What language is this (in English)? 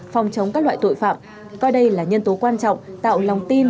Vietnamese